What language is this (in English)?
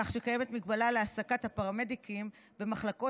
Hebrew